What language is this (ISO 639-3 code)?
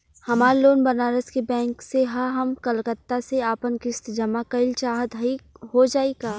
bho